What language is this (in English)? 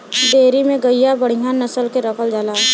Bhojpuri